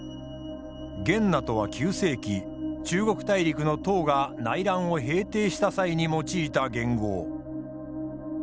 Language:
Japanese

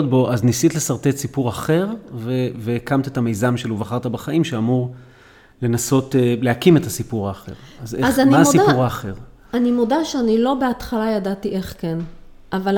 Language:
Hebrew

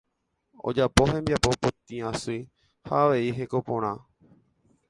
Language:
Guarani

